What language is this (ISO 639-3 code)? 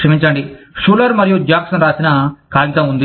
tel